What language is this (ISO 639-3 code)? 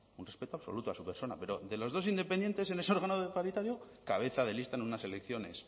spa